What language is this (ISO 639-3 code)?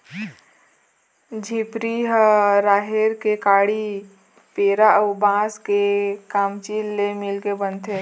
hne